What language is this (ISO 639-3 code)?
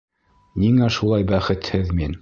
bak